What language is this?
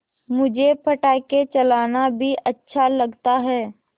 Hindi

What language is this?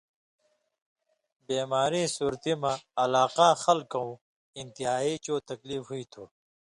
Indus Kohistani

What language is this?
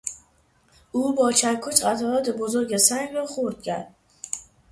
Persian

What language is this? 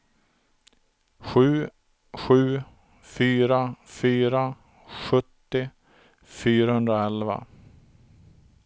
Swedish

